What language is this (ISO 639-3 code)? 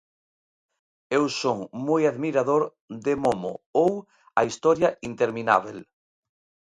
glg